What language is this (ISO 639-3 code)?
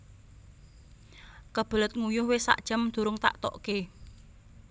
jav